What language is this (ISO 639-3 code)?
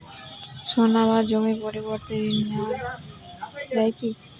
ben